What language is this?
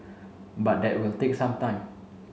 English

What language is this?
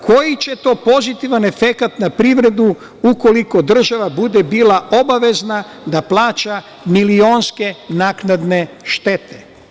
Serbian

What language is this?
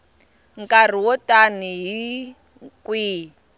Tsonga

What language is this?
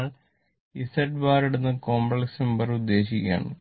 Malayalam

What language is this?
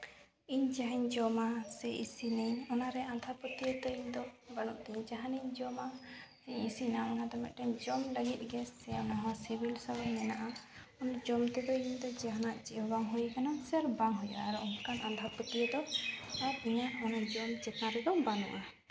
Santali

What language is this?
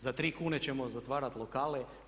Croatian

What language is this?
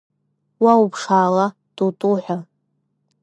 Abkhazian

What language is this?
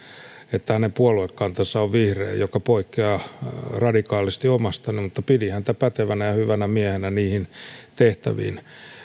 Finnish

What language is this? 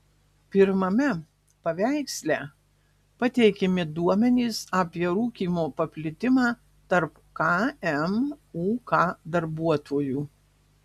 Lithuanian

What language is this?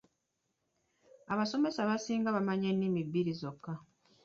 Ganda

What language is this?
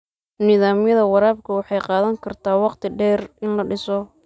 Somali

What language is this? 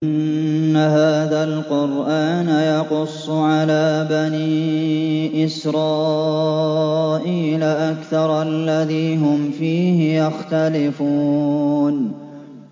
Arabic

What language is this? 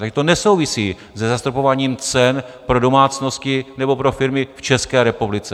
Czech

